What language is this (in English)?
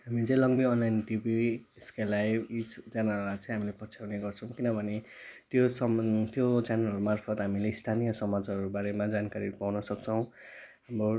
Nepali